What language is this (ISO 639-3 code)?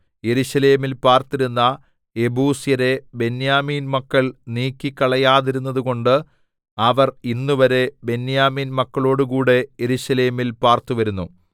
mal